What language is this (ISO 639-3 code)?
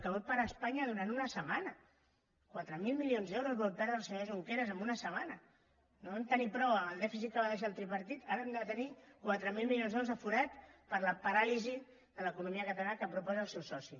cat